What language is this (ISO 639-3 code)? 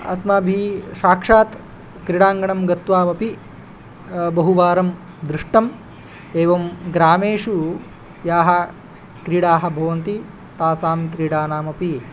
san